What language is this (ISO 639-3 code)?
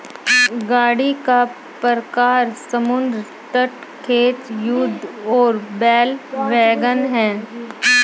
hin